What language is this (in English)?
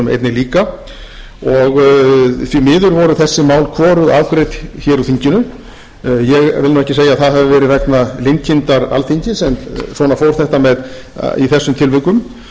Icelandic